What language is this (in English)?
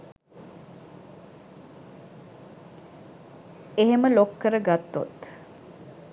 Sinhala